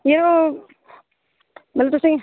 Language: Dogri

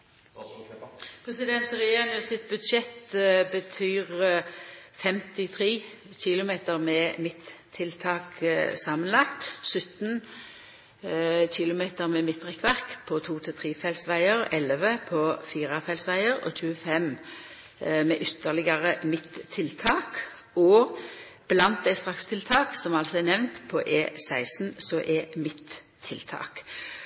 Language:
Norwegian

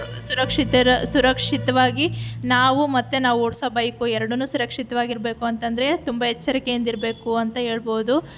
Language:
Kannada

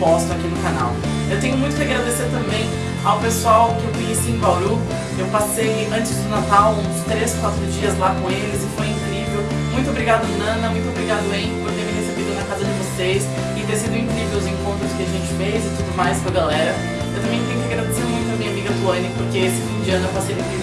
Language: Portuguese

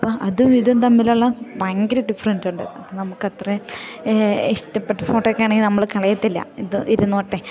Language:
Malayalam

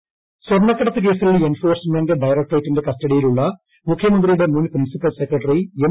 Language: Malayalam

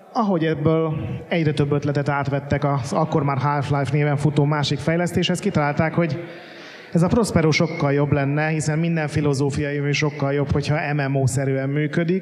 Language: Hungarian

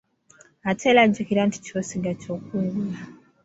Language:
Ganda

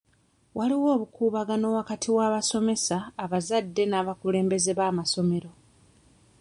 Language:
Ganda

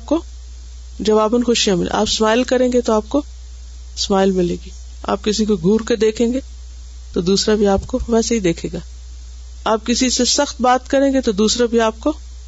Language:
Urdu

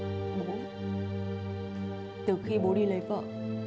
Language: Vietnamese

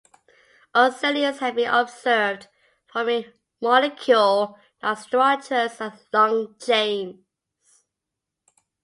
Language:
English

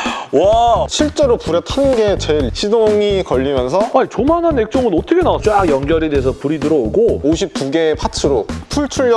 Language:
Korean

